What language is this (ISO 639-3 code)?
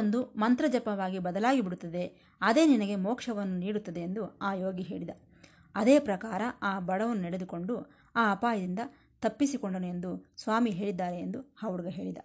kan